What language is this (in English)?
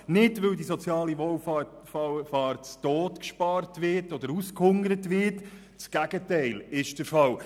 Swiss German